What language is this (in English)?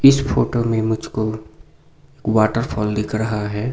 Hindi